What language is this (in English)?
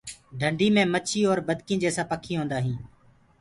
Gurgula